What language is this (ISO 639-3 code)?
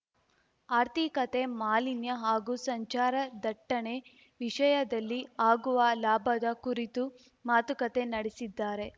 kan